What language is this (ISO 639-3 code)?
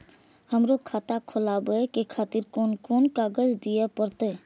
mai